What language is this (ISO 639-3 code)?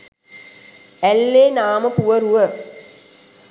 sin